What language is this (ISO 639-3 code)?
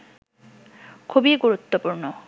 ben